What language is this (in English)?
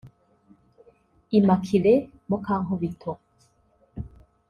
Kinyarwanda